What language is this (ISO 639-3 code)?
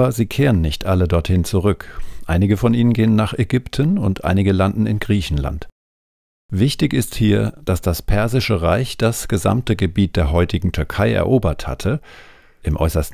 deu